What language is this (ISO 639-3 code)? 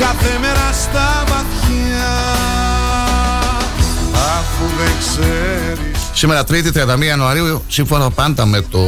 ell